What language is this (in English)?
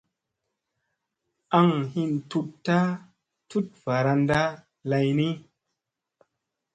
Musey